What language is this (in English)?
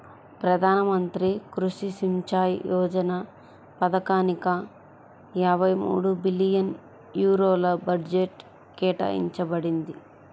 Telugu